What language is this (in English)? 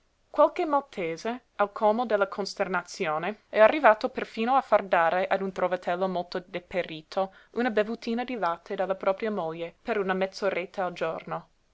Italian